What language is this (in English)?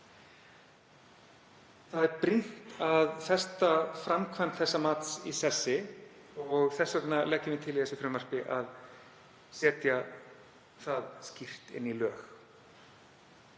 Icelandic